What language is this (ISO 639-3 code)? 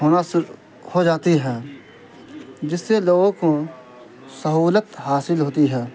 urd